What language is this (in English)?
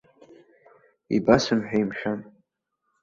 Abkhazian